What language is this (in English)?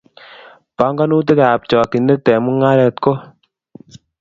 Kalenjin